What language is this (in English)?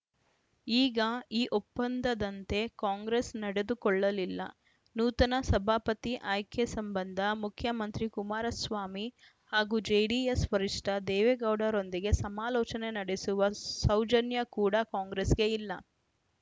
Kannada